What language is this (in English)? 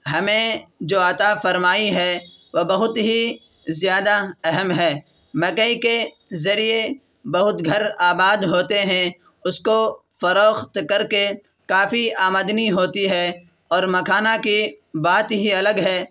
Urdu